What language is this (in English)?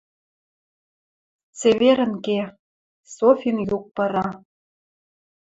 Western Mari